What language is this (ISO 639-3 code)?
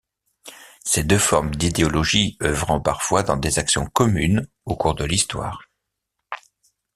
fra